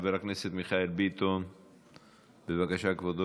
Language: Hebrew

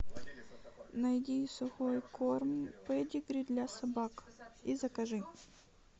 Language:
Russian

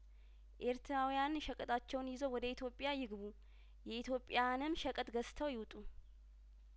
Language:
Amharic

